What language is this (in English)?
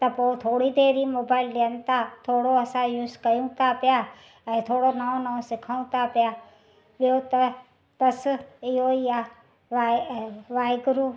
Sindhi